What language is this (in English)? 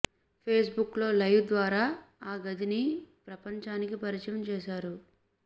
Telugu